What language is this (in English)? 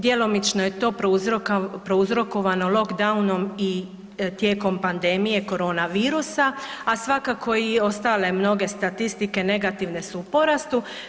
Croatian